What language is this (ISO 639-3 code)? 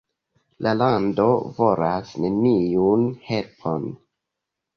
epo